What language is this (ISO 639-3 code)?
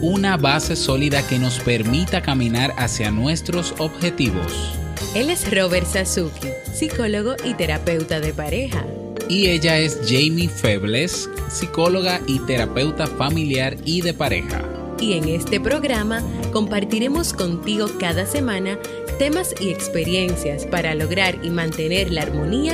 spa